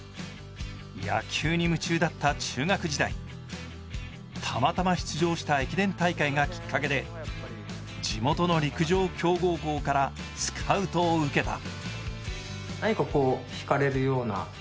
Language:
Japanese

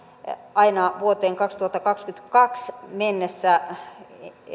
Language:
Finnish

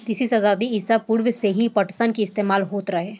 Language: Bhojpuri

